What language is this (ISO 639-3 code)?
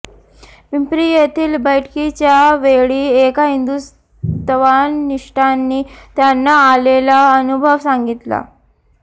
mar